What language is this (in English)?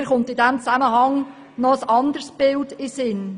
Swiss German